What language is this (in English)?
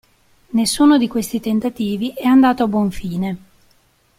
Italian